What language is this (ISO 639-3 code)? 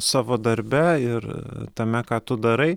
lit